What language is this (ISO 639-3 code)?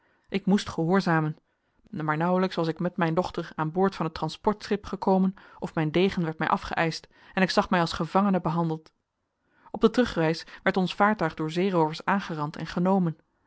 nld